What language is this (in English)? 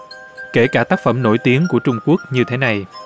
Vietnamese